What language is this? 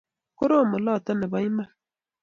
Kalenjin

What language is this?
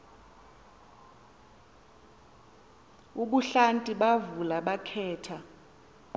Xhosa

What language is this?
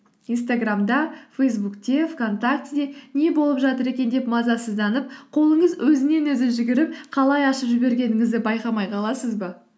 Kazakh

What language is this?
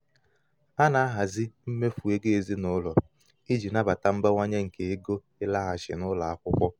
Igbo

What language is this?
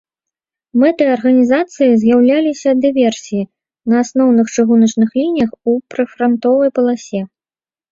Belarusian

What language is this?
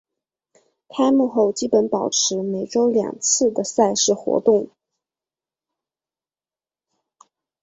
Chinese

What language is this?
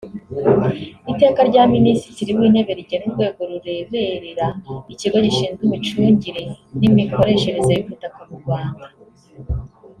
Kinyarwanda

